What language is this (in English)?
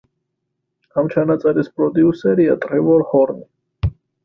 Georgian